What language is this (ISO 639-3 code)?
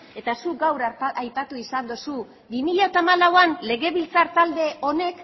eus